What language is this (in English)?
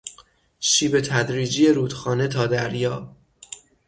Persian